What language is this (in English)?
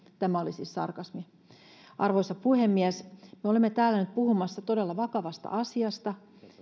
Finnish